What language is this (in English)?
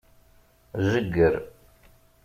Kabyle